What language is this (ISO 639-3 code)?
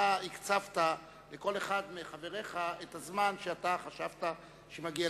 heb